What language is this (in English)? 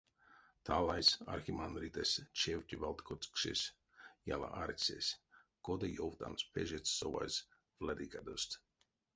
Erzya